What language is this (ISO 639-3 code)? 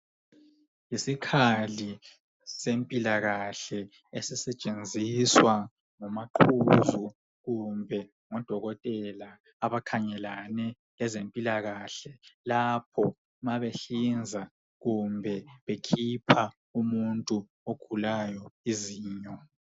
nde